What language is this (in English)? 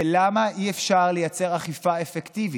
Hebrew